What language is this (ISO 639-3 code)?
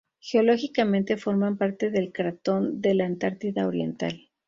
spa